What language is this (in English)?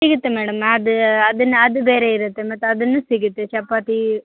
Kannada